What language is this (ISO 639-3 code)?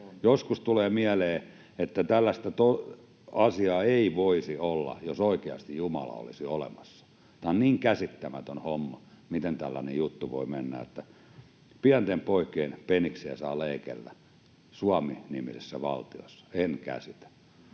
fin